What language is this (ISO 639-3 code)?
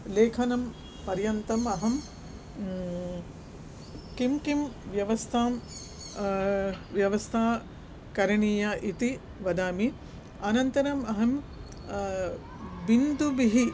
san